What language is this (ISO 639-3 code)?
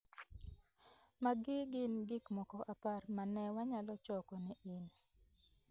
luo